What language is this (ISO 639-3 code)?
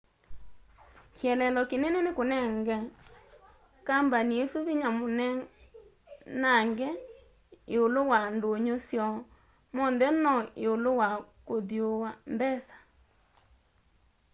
kam